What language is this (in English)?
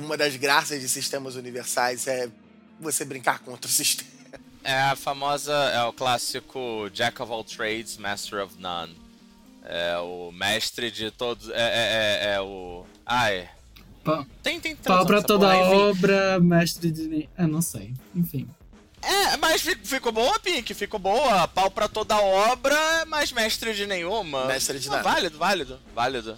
Portuguese